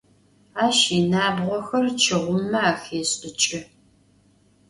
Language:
Adyghe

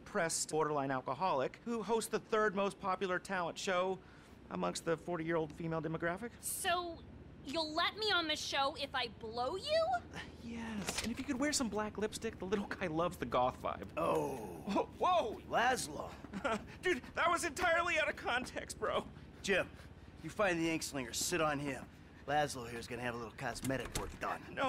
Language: English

